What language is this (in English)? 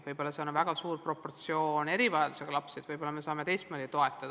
Estonian